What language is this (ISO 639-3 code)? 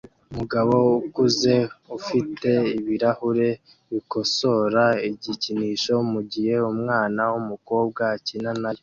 kin